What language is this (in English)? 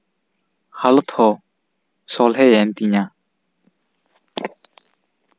Santali